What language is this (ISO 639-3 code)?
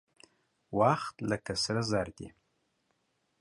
pus